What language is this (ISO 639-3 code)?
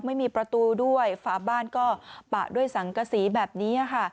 tha